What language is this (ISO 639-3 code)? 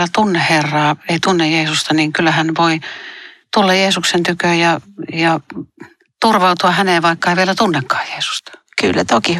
fin